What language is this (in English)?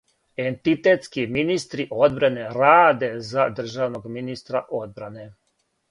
Serbian